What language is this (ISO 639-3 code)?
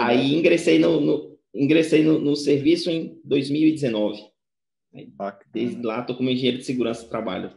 por